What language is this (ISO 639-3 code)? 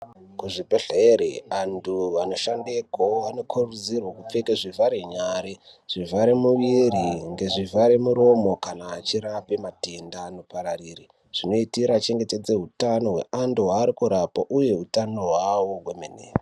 ndc